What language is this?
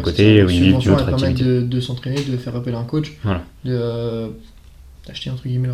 French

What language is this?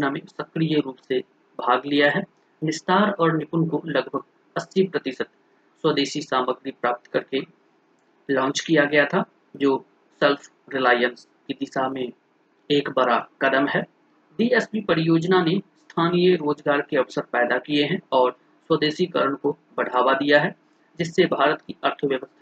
Hindi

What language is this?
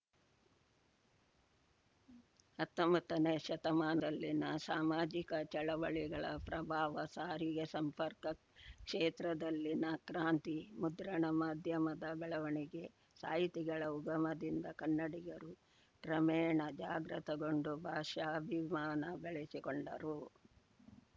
Kannada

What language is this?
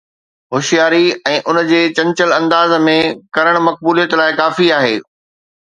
Sindhi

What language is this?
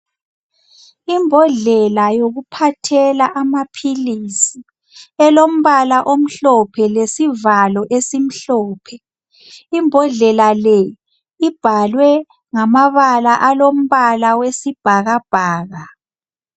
North Ndebele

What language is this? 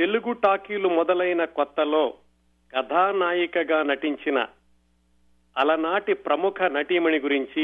Telugu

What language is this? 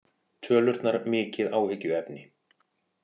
Icelandic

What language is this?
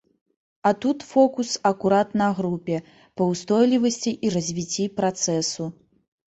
Belarusian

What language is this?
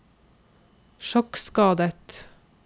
Norwegian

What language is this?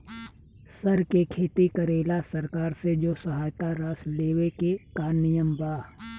Bhojpuri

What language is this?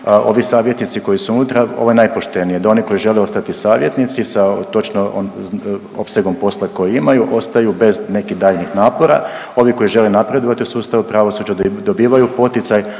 Croatian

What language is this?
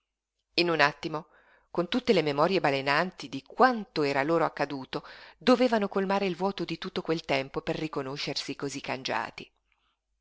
Italian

